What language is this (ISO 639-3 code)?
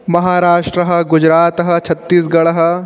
san